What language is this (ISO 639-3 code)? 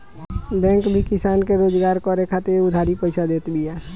bho